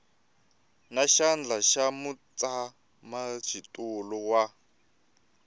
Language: Tsonga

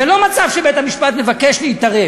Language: Hebrew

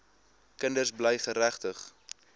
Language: Afrikaans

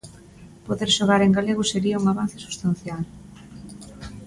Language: Galician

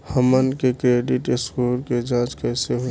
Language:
Bhojpuri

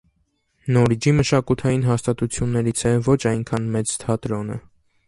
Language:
Armenian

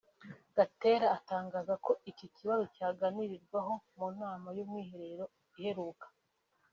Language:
Kinyarwanda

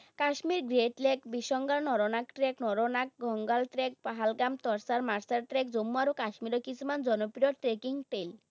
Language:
Assamese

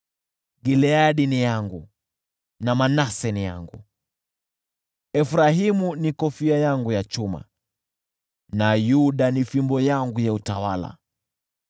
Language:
Swahili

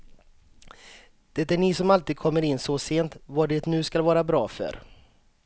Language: Swedish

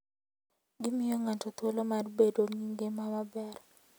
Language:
Luo (Kenya and Tanzania)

